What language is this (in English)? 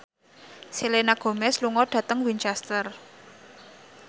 Javanese